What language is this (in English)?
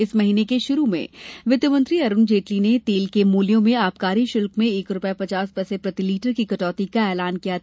Hindi